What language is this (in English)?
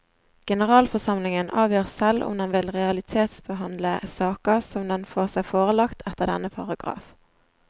Norwegian